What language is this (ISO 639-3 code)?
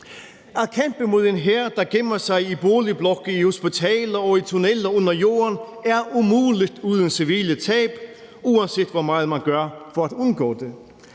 dan